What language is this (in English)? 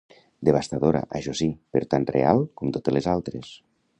Catalan